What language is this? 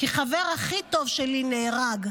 Hebrew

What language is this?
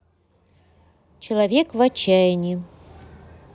Russian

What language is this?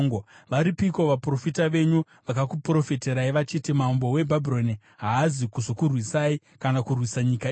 Shona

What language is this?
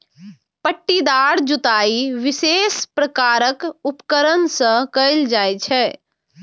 Maithili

